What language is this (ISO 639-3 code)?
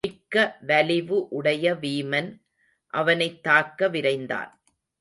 tam